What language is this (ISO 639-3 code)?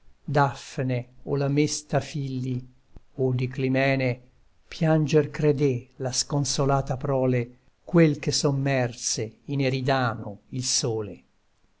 ita